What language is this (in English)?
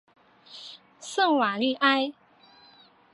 Chinese